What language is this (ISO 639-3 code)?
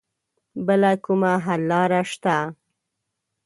pus